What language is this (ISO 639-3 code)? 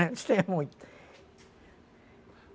por